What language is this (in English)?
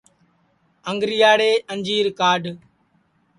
Sansi